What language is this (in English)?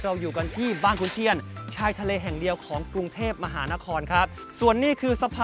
Thai